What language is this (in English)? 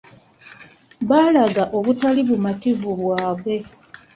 Ganda